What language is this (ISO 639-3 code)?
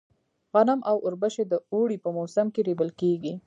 pus